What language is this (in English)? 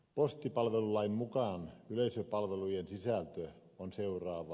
Finnish